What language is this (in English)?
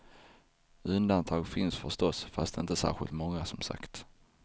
Swedish